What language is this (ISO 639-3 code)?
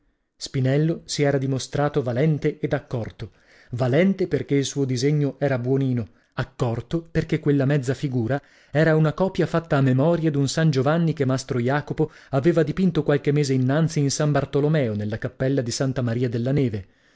ita